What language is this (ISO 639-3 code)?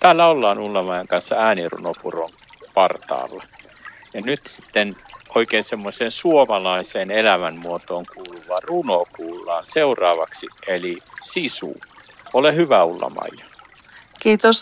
fin